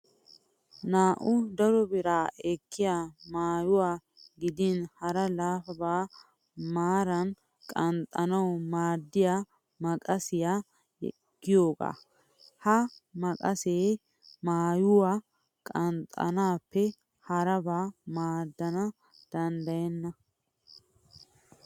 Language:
Wolaytta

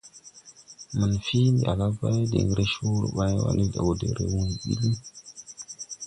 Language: Tupuri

